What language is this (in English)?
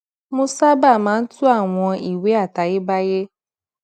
Yoruba